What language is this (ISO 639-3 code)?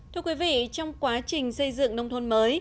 vie